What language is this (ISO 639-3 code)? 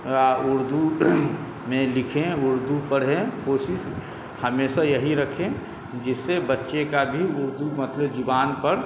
urd